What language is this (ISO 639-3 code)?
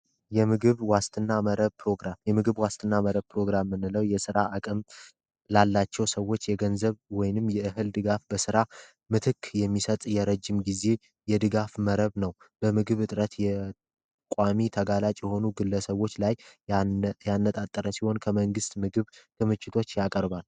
amh